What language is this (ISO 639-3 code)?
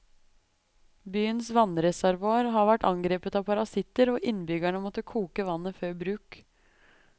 nor